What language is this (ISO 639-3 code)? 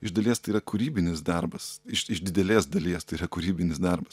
lit